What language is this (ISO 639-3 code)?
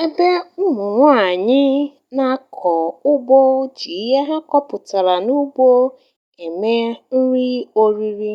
ibo